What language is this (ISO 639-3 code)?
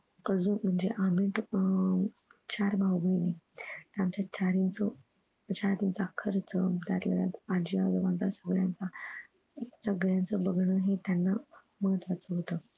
mar